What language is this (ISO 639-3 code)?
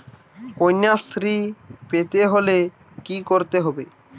ben